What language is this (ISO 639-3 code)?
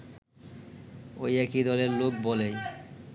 ben